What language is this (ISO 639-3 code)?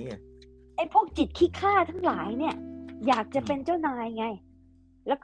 tha